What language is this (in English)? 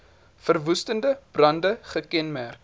Afrikaans